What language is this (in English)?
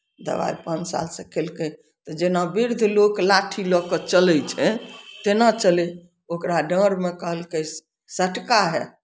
Maithili